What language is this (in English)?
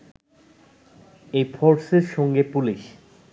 Bangla